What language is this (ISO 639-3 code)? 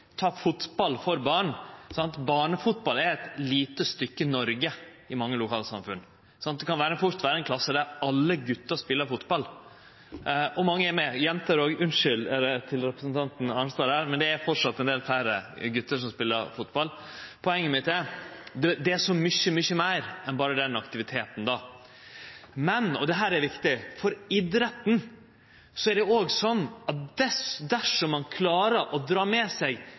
nno